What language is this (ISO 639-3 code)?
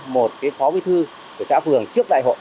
vie